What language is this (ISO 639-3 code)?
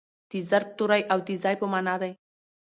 pus